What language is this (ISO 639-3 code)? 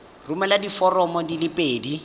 tsn